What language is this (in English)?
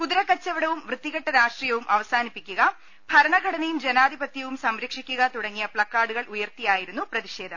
Malayalam